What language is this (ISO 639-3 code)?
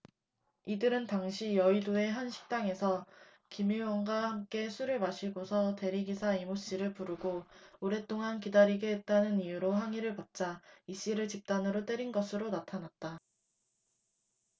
kor